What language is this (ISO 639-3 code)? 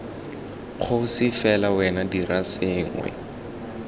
tsn